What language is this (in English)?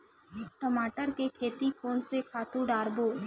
Chhattisgarhi